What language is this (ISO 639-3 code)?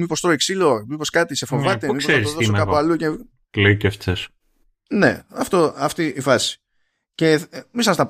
ell